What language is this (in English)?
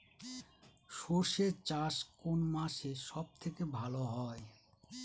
Bangla